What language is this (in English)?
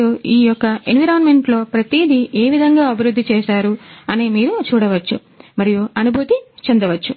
Telugu